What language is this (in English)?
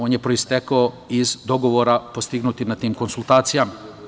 Serbian